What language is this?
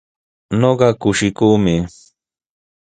Sihuas Ancash Quechua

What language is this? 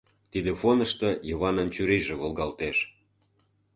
Mari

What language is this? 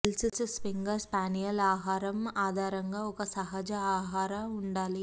Telugu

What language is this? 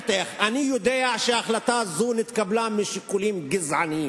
Hebrew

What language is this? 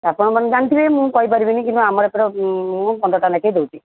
Odia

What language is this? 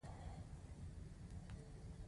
Pashto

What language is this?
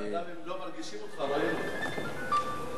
Hebrew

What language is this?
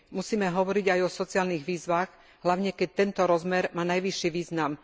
Slovak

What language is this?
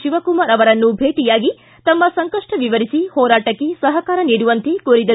Kannada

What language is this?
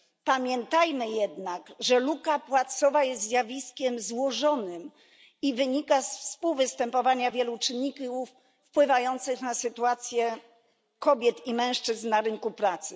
Polish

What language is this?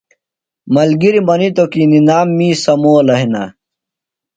Phalura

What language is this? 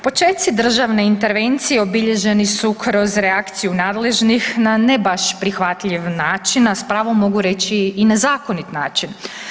Croatian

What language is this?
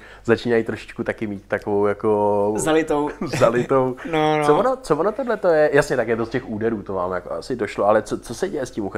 Czech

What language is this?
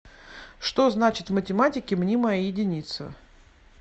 Russian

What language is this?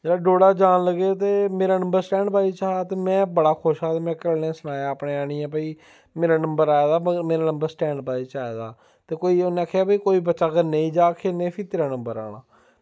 Dogri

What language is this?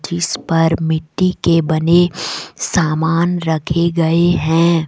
Hindi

